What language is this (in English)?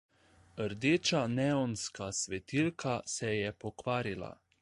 Slovenian